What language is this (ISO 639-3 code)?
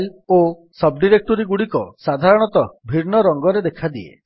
ori